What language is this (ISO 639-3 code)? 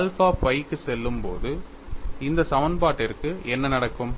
tam